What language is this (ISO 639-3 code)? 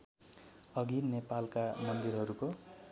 nep